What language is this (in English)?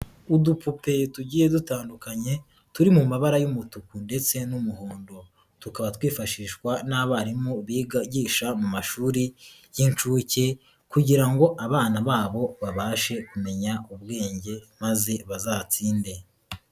Kinyarwanda